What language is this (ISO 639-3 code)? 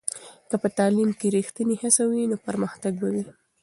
pus